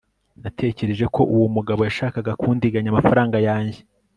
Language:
Kinyarwanda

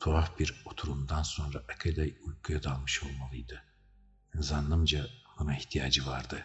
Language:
Turkish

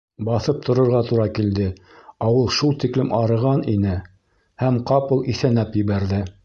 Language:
Bashkir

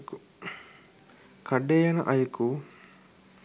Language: Sinhala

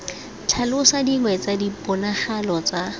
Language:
Tswana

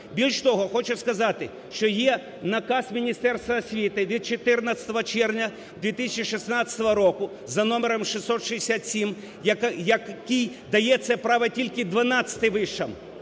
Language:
Ukrainian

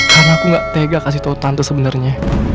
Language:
Indonesian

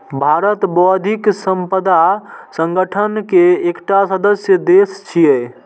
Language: Maithili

